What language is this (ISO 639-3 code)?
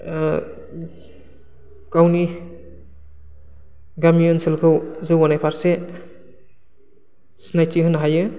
brx